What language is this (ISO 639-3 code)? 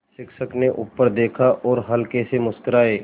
hin